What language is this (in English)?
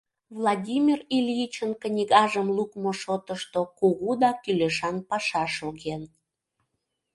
Mari